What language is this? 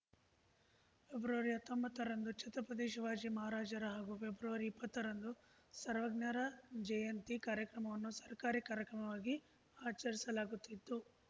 Kannada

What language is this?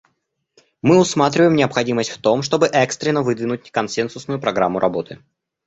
Russian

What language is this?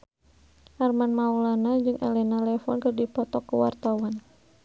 Sundanese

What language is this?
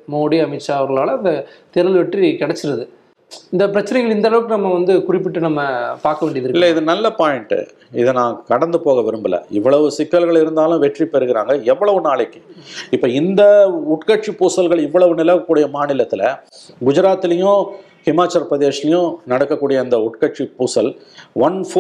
Tamil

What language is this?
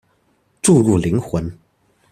Chinese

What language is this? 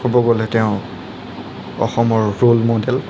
Assamese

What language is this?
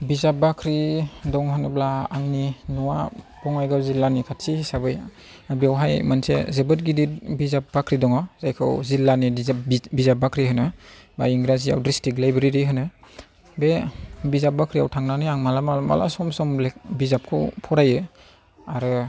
Bodo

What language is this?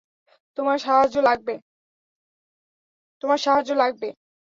Bangla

